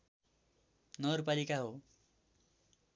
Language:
Nepali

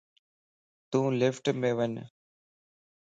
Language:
Lasi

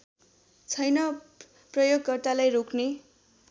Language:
Nepali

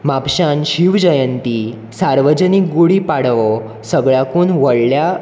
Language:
Konkani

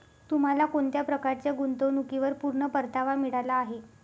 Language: Marathi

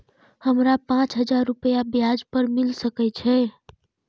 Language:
Maithili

